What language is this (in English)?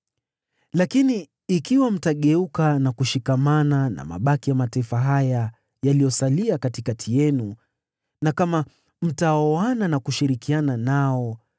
Swahili